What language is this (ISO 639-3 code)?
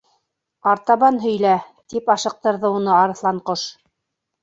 bak